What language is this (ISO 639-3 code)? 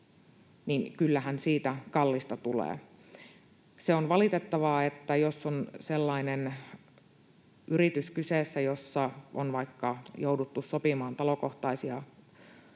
fin